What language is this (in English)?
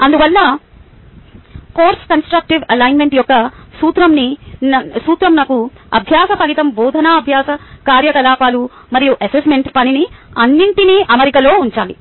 Telugu